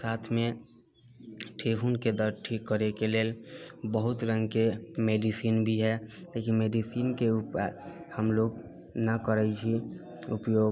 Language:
Maithili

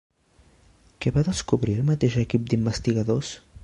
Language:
Catalan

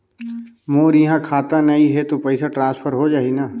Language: Chhattisgarhi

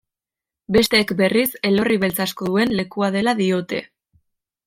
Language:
Basque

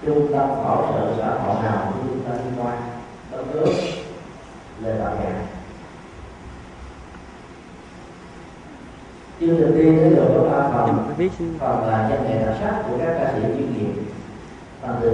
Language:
Vietnamese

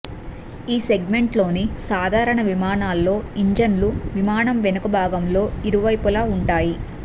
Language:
Telugu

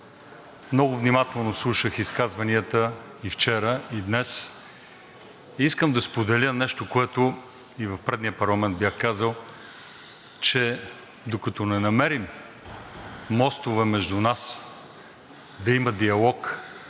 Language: Bulgarian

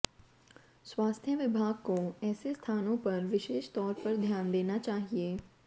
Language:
Hindi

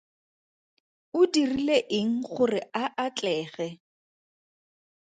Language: Tswana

